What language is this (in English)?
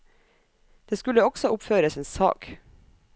Norwegian